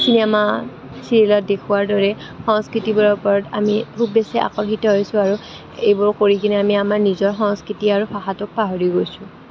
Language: Assamese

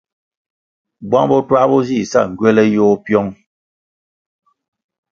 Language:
Kwasio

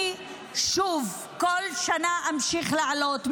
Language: Hebrew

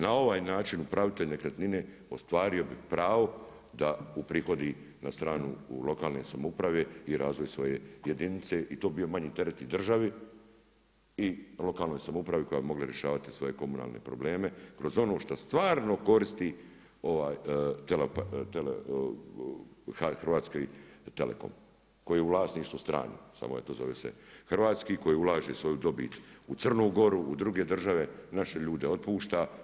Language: Croatian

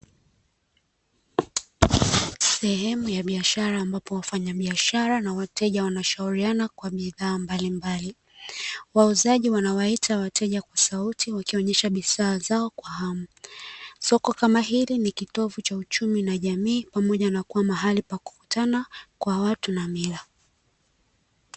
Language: Swahili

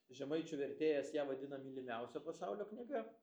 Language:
Lithuanian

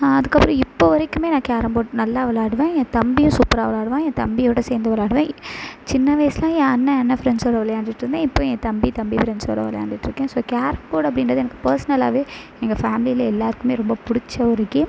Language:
Tamil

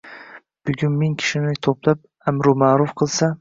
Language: Uzbek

